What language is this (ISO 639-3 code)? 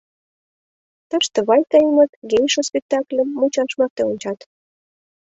chm